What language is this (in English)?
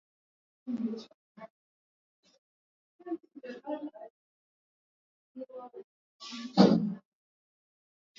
Swahili